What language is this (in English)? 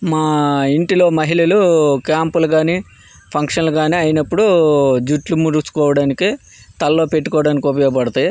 Telugu